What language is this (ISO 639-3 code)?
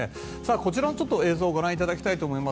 jpn